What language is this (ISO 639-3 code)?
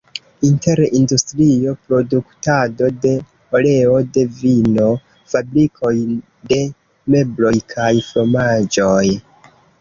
epo